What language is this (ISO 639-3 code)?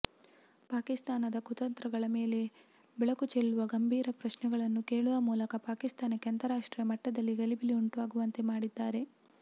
kan